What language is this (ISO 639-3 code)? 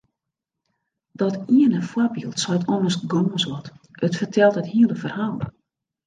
fry